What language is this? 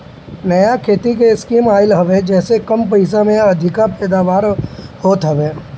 Bhojpuri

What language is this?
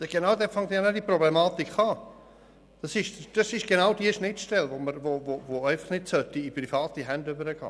Swiss German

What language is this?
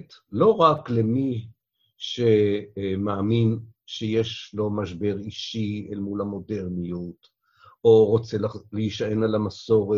Hebrew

